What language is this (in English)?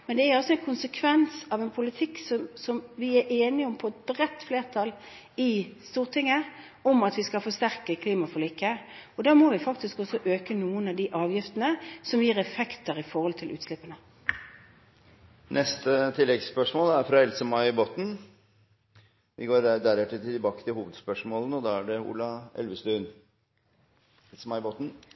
Norwegian